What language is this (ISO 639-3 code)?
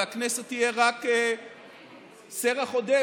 heb